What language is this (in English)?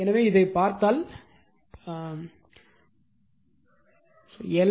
Tamil